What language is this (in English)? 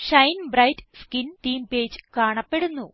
Malayalam